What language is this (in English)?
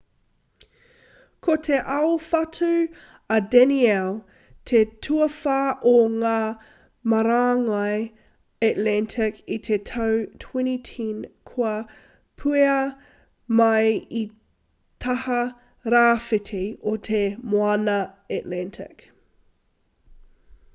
Māori